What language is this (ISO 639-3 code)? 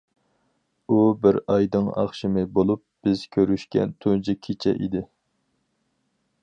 uig